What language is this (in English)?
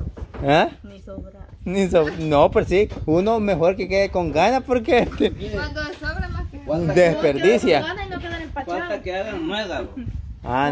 Spanish